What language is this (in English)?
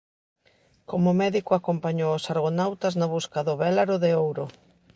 Galician